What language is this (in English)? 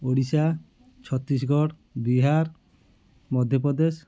Odia